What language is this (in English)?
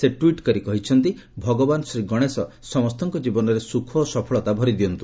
Odia